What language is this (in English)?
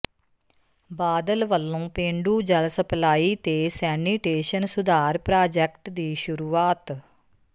Punjabi